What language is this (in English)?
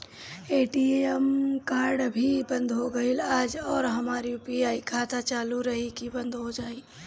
Bhojpuri